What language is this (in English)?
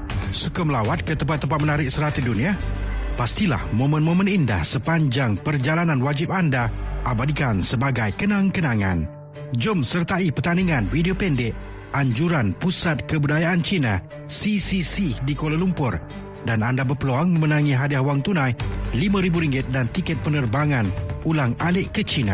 Malay